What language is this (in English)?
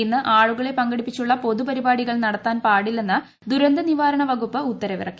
Malayalam